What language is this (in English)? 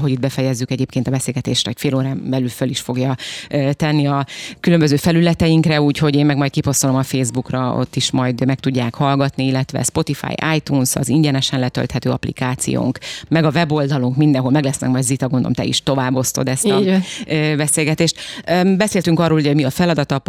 Hungarian